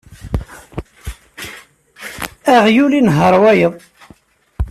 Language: Kabyle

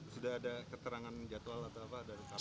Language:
Indonesian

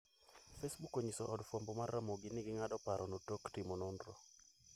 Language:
Luo (Kenya and Tanzania)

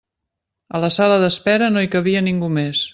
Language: Catalan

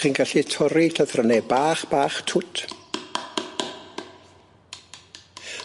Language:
Welsh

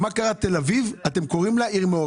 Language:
Hebrew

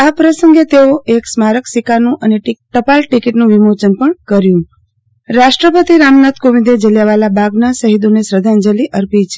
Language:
Gujarati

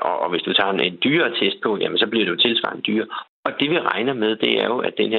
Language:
Danish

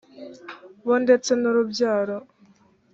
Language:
Kinyarwanda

